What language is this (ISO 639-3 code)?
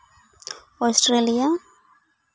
sat